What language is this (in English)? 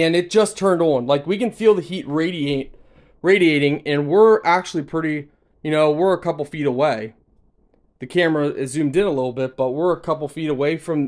English